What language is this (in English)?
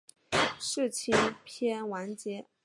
Chinese